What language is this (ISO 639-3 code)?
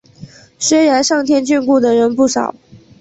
zho